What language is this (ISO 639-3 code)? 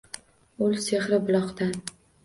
uzb